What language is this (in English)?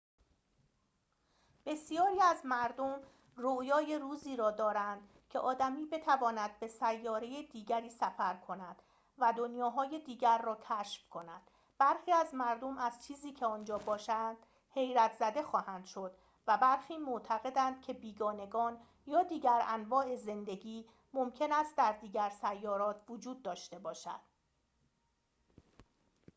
Persian